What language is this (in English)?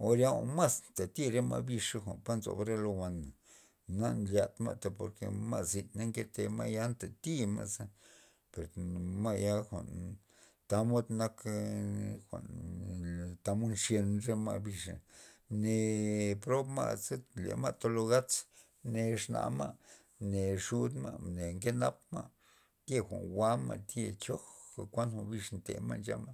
Loxicha Zapotec